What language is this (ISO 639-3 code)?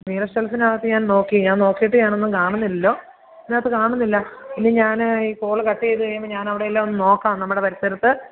mal